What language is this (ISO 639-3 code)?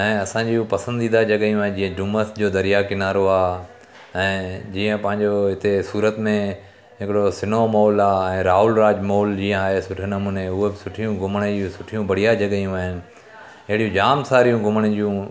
snd